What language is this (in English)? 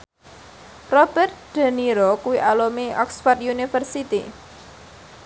Javanese